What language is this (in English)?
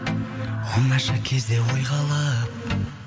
Kazakh